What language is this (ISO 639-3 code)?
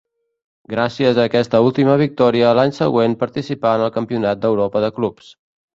cat